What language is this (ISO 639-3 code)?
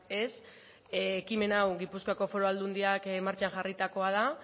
eus